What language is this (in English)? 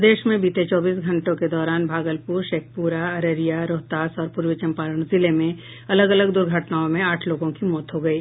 Hindi